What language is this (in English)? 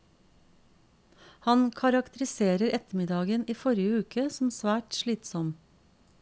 Norwegian